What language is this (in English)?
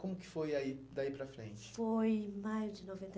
Portuguese